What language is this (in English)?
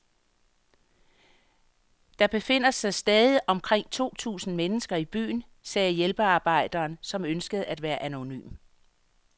Danish